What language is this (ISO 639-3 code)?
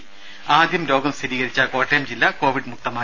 mal